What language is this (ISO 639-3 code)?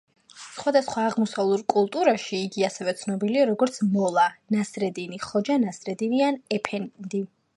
kat